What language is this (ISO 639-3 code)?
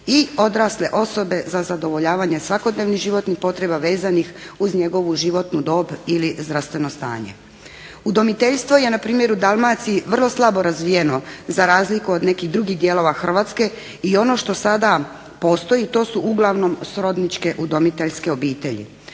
hrv